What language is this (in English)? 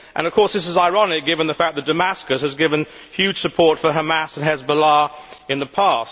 English